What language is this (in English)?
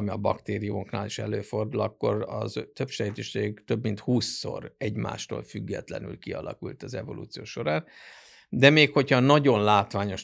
Hungarian